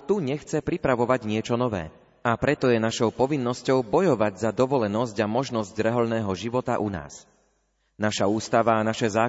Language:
Slovak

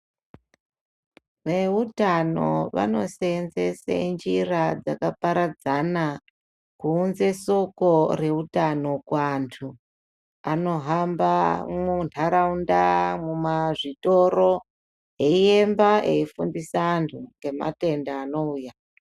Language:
Ndau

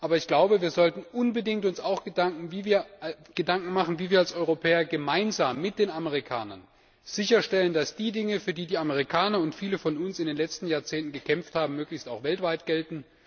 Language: German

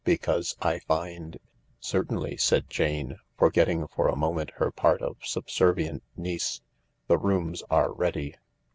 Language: English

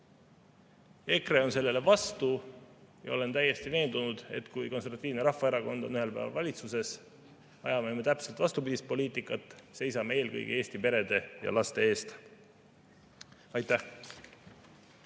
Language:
Estonian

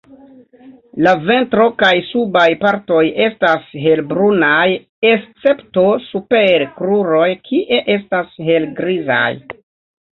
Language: Esperanto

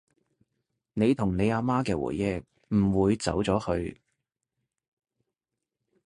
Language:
Cantonese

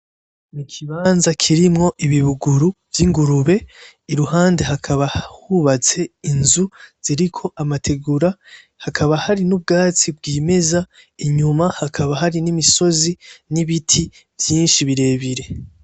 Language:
Rundi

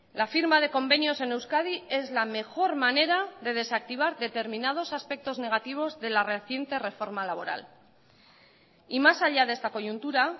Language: Spanish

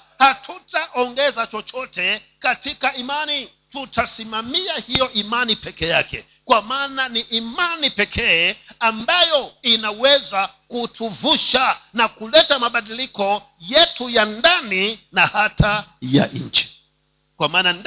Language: Swahili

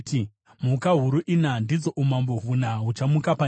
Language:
Shona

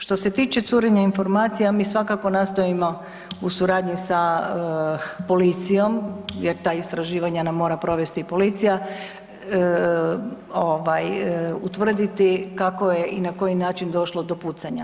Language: Croatian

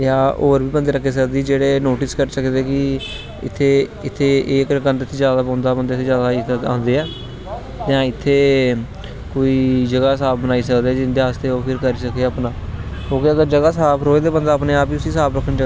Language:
Dogri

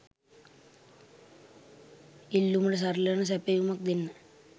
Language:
Sinhala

